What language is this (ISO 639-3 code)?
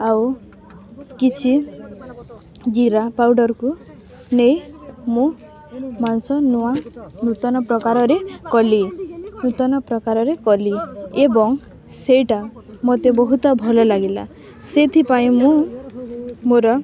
ori